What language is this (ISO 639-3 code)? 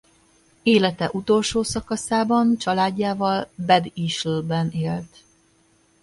hun